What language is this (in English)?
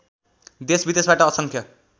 Nepali